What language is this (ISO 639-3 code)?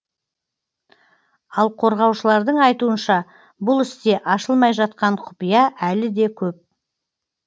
kaz